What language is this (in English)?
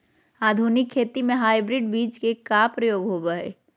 Magahi